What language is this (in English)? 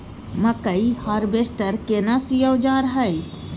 Maithili